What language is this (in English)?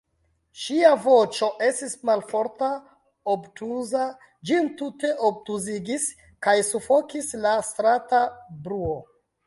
Esperanto